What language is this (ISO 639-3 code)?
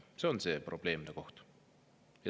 est